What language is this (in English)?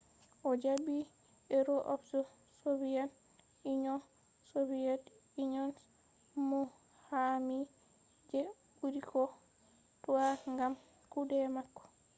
Fula